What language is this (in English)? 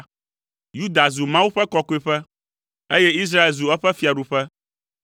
Ewe